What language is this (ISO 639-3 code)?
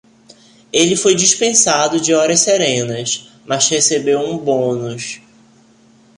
por